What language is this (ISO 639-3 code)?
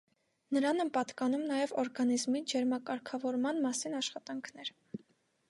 hye